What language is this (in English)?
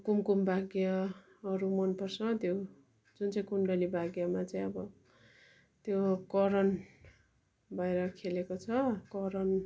Nepali